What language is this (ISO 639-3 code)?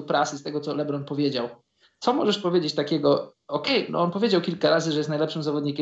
pol